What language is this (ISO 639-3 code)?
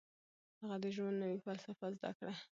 pus